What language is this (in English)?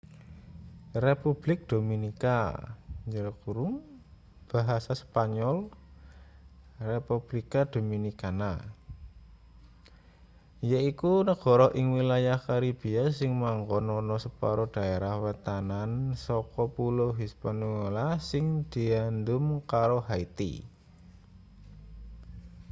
Javanese